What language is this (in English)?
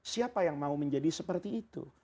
Indonesian